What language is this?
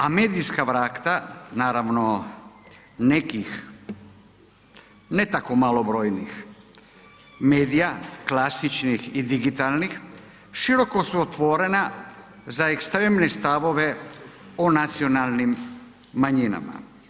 Croatian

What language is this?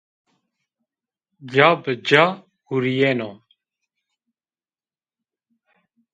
Zaza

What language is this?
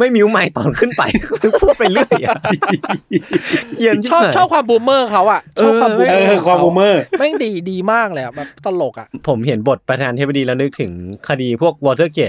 Thai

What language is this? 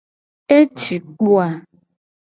Gen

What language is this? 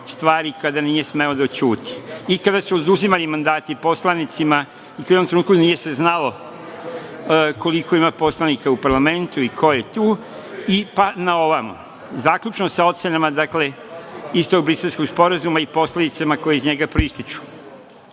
Serbian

